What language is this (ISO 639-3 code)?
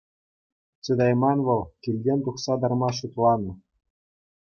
chv